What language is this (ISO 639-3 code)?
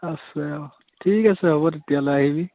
asm